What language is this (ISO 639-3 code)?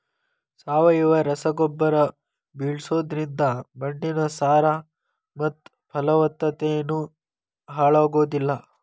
kan